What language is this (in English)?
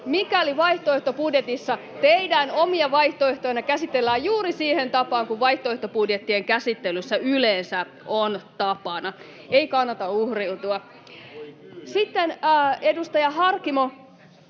Finnish